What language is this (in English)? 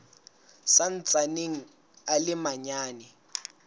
Southern Sotho